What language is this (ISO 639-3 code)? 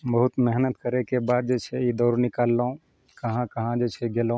mai